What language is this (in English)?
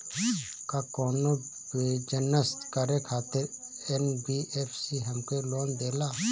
Bhojpuri